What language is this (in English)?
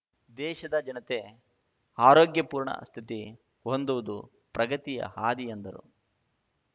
Kannada